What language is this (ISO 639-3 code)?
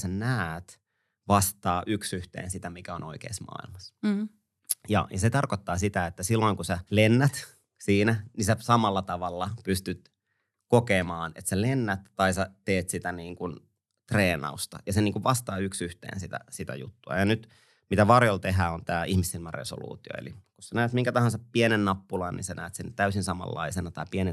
fin